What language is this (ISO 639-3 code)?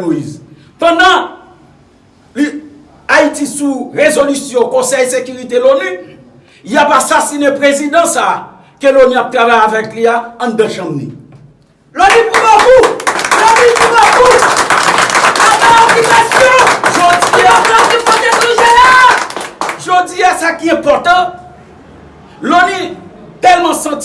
fra